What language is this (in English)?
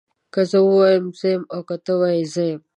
Pashto